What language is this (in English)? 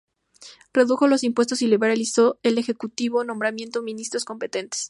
Spanish